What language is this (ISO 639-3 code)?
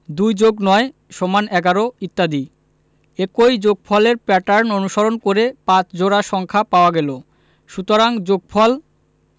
ben